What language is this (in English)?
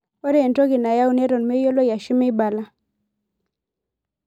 Masai